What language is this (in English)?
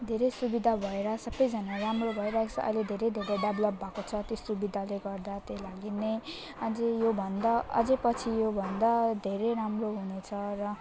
Nepali